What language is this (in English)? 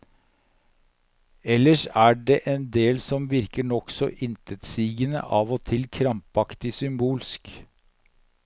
Norwegian